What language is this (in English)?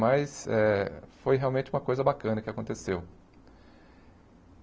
Portuguese